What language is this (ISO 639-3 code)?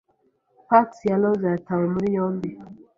kin